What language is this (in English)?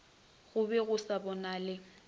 Northern Sotho